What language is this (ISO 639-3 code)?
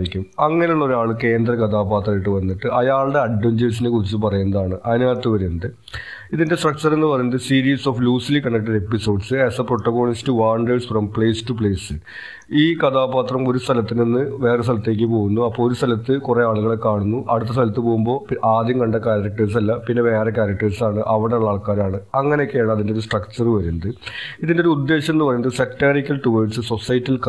mal